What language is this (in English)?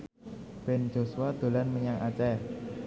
Javanese